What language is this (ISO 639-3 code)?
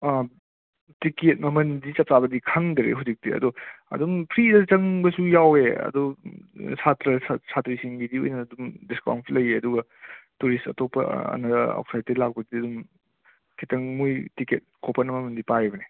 mni